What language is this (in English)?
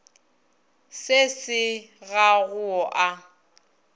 Northern Sotho